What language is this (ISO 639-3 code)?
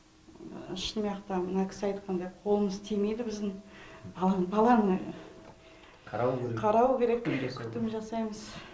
kaz